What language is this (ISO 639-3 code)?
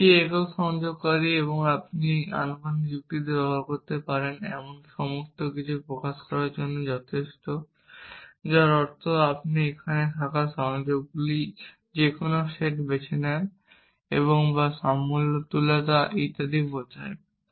ben